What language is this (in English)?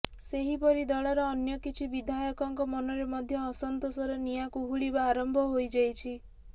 Odia